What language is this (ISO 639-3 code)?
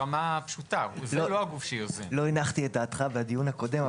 heb